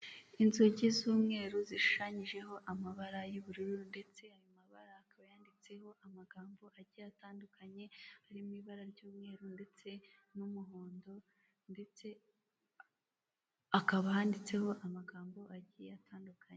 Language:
Kinyarwanda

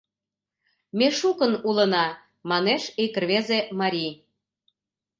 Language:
Mari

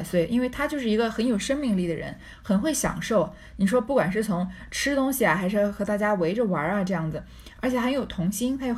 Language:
Chinese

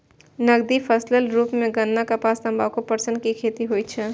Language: Maithili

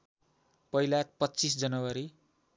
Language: Nepali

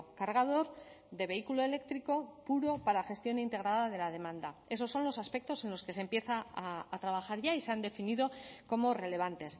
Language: Spanish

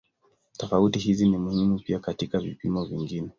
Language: Swahili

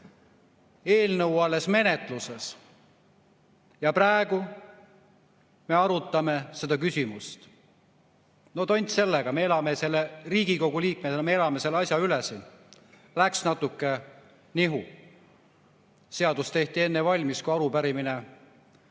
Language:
Estonian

